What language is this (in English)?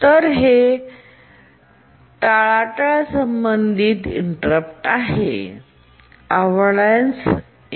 Marathi